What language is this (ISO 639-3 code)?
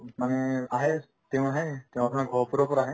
asm